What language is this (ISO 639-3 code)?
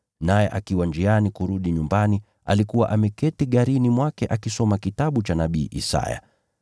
swa